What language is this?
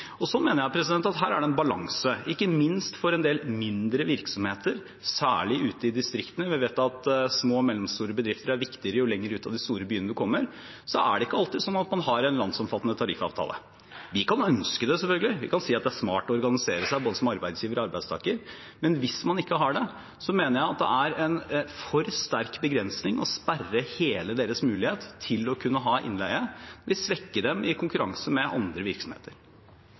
Norwegian Bokmål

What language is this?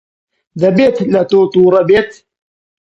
Central Kurdish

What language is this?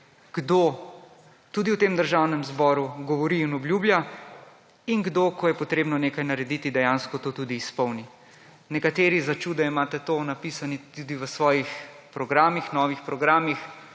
Slovenian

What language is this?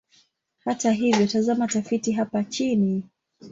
Swahili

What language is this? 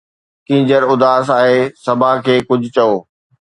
Sindhi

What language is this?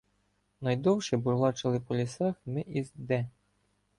Ukrainian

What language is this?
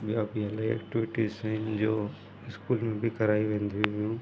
Sindhi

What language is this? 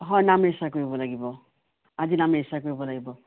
Assamese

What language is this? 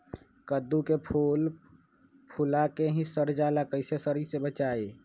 Magahi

